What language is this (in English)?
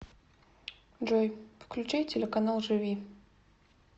Russian